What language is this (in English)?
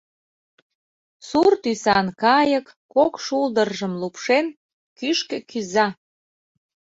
Mari